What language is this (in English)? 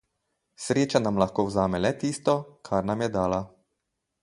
Slovenian